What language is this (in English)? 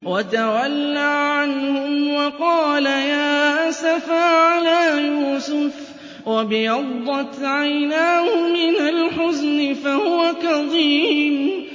Arabic